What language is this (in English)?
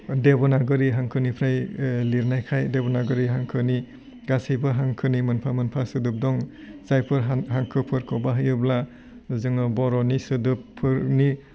Bodo